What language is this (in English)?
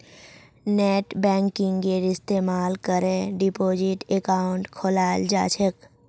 Magahi